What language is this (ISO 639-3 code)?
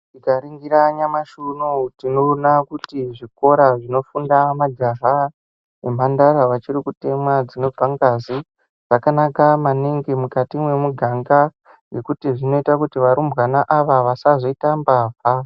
ndc